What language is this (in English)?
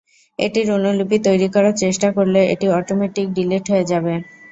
Bangla